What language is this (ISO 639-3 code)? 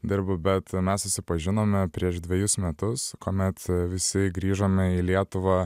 lit